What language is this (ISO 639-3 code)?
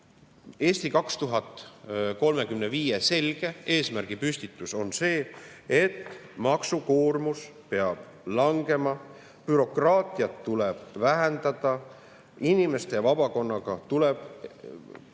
est